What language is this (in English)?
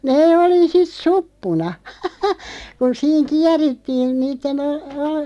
Finnish